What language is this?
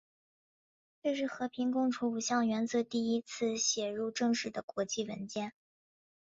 Chinese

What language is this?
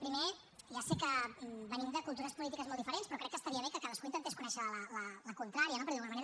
Catalan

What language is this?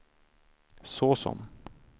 Swedish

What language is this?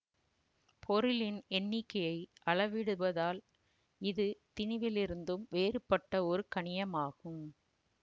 Tamil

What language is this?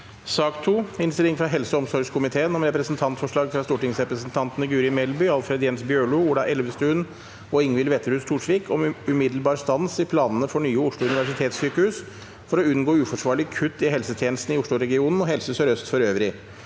Norwegian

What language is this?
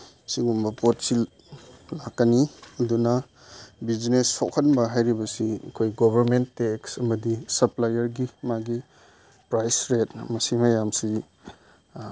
Manipuri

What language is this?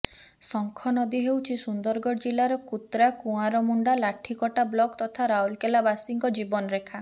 Odia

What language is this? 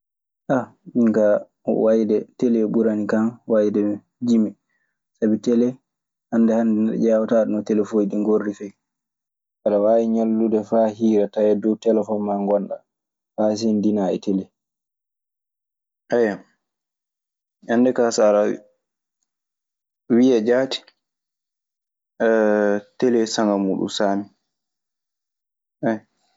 Maasina Fulfulde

